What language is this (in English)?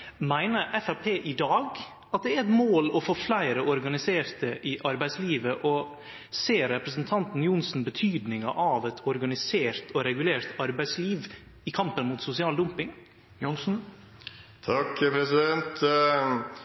Norwegian Nynorsk